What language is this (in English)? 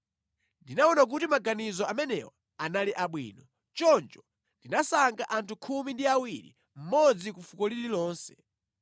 Nyanja